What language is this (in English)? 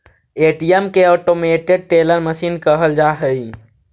Magahi